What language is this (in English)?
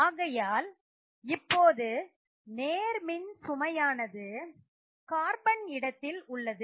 Tamil